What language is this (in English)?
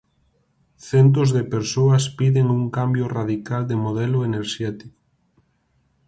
Galician